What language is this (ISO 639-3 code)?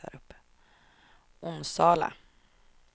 swe